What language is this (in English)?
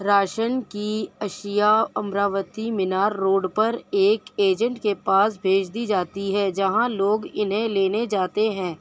Urdu